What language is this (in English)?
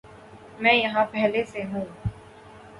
Urdu